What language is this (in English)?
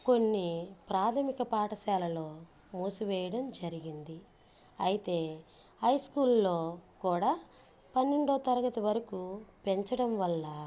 Telugu